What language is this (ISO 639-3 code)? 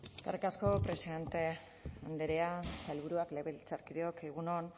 eus